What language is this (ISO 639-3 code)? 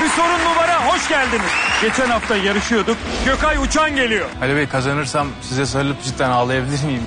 tur